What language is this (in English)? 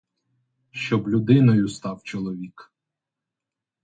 Ukrainian